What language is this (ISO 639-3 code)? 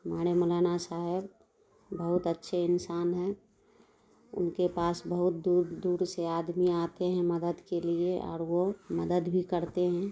urd